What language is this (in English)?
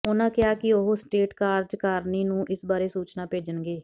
Punjabi